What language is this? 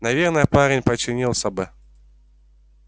Russian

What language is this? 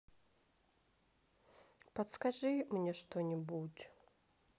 Russian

